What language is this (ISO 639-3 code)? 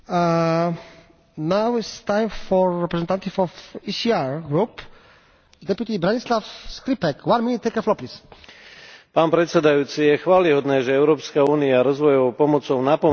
slk